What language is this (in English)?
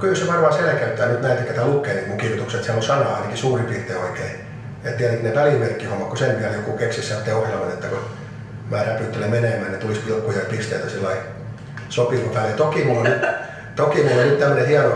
Finnish